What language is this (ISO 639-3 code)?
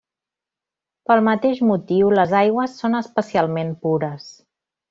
cat